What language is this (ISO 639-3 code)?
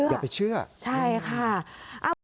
tha